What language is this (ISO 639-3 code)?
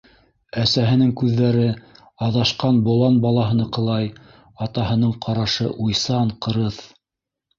bak